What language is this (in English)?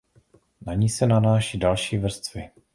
Czech